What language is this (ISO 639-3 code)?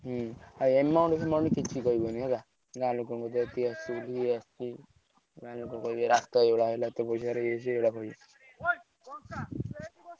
ori